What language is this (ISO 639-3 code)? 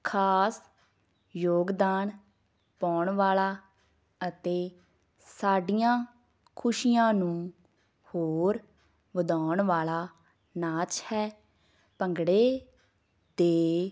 pan